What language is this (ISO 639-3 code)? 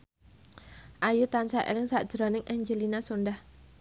jav